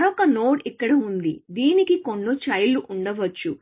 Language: Telugu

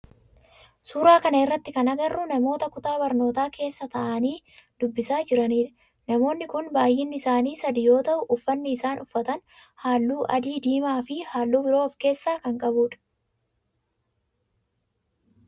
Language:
Oromo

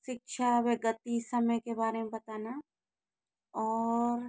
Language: Hindi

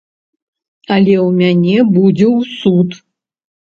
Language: Belarusian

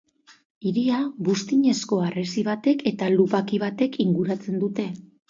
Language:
Basque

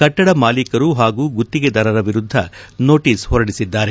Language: Kannada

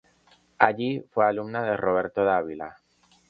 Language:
Spanish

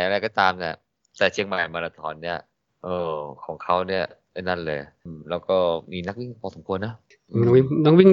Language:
Thai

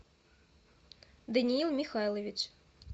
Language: Russian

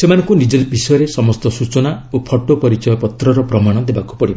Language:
Odia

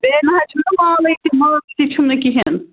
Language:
Kashmiri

